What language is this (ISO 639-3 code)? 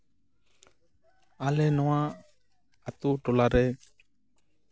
sat